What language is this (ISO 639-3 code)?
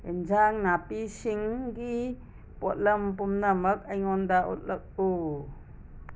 mni